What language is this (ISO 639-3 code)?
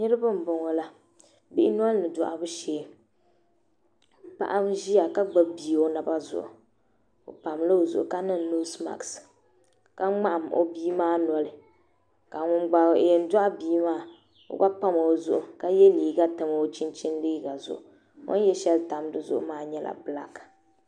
dag